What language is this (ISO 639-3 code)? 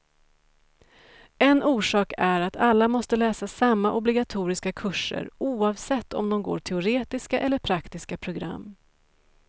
swe